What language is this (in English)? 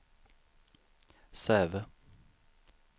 Swedish